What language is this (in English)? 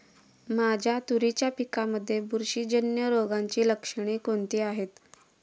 Marathi